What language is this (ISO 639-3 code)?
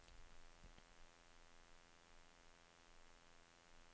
nor